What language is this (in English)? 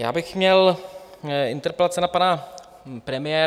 Czech